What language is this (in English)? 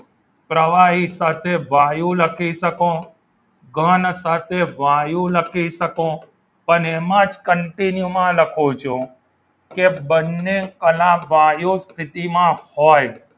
Gujarati